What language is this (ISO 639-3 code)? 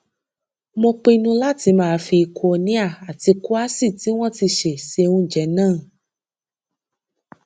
yor